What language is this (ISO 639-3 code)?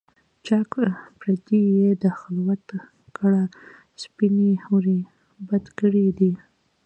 pus